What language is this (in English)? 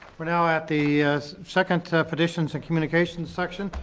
English